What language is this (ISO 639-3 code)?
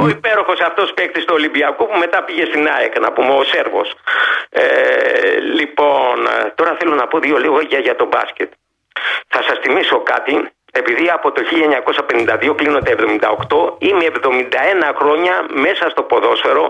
ell